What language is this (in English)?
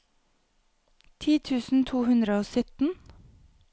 Norwegian